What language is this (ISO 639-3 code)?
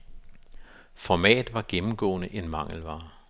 dan